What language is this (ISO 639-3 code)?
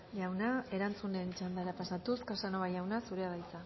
eus